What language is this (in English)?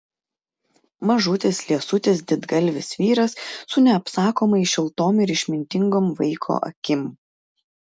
Lithuanian